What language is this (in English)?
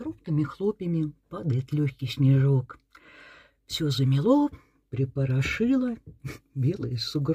Russian